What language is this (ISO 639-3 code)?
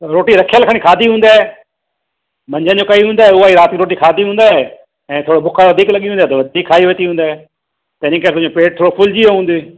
snd